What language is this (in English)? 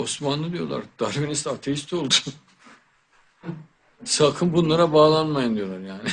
Turkish